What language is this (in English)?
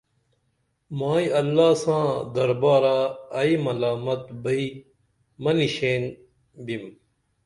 Dameli